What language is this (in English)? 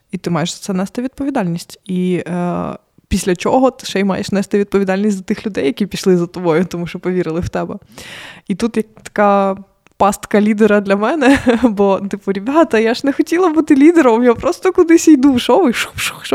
Ukrainian